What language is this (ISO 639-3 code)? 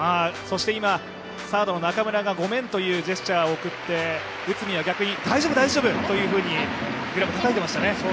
jpn